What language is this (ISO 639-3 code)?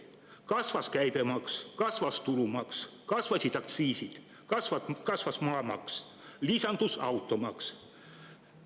est